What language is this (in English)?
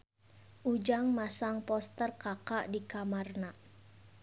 Sundanese